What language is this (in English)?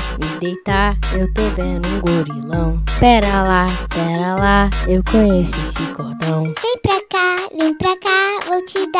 Portuguese